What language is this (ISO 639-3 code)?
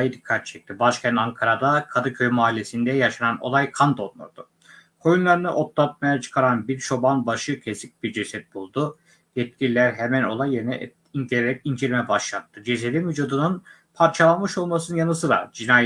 tur